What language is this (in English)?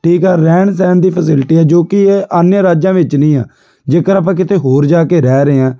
Punjabi